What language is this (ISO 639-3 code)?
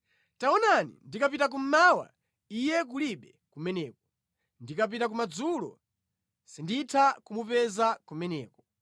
nya